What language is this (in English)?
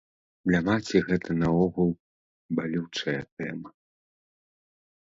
Belarusian